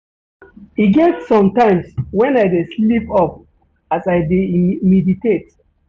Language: Nigerian Pidgin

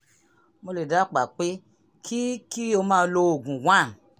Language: Yoruba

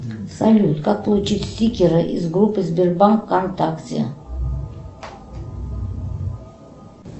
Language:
Russian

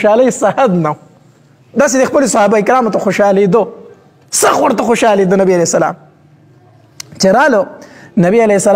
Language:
Arabic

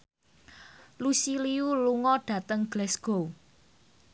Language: Javanese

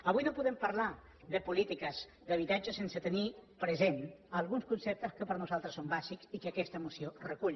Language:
Catalan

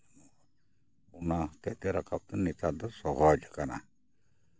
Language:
Santali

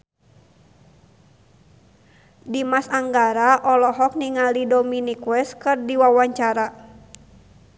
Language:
Sundanese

